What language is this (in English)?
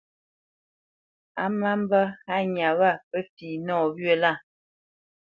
Bamenyam